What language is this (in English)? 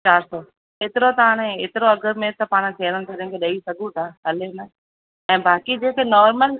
Sindhi